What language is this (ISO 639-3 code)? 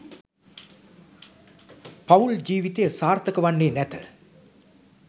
sin